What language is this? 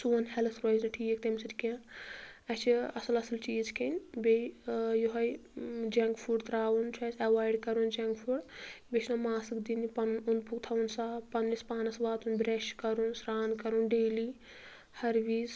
Kashmiri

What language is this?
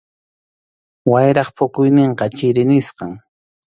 Arequipa-La Unión Quechua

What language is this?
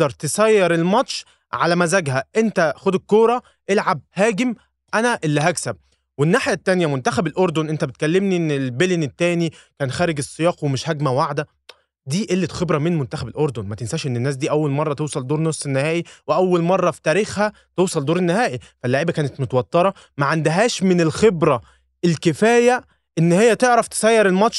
Arabic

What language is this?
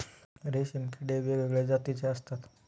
Marathi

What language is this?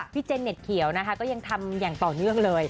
Thai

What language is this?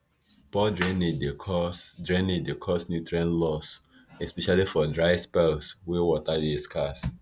Nigerian Pidgin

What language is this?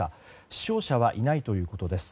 Japanese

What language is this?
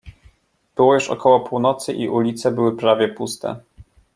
Polish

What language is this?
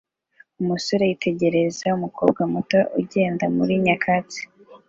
Kinyarwanda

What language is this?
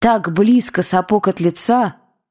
Russian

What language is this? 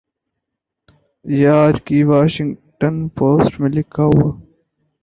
Urdu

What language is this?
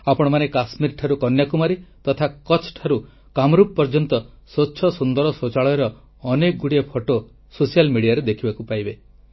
Odia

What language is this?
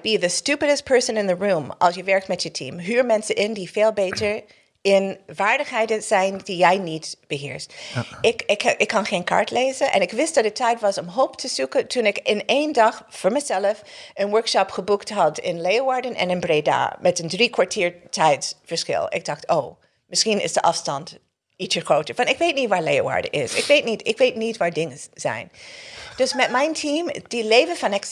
Dutch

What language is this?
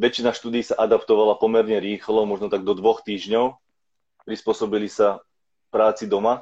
Slovak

